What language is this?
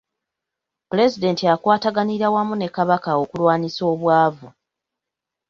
Ganda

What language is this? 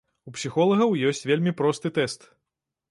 Belarusian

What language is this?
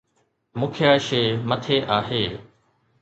Sindhi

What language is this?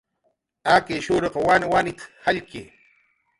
Jaqaru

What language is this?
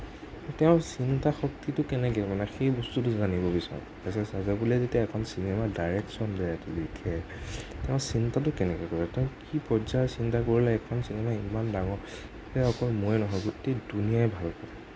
Assamese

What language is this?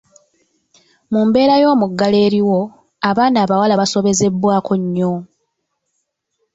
Ganda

